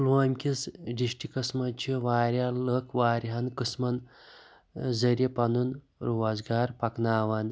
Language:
Kashmiri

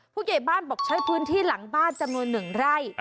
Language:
Thai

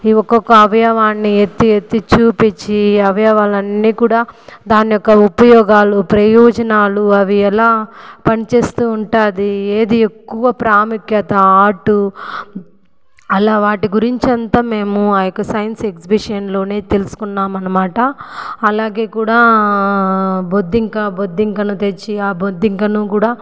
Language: Telugu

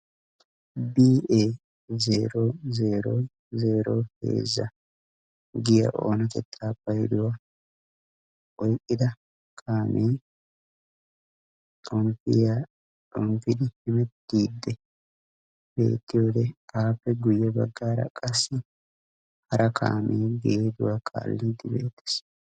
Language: Wolaytta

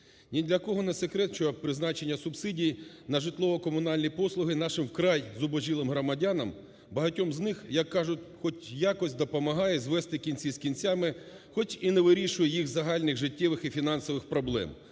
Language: Ukrainian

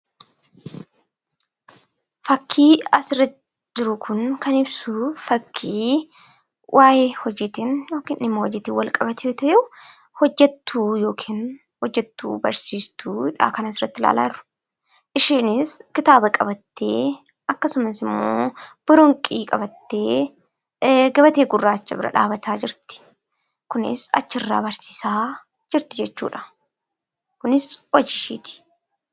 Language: Oromo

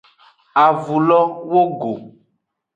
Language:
Aja (Benin)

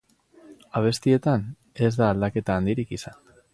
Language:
Basque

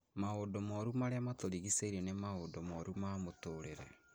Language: Kikuyu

